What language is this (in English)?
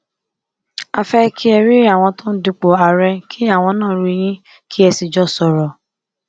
Yoruba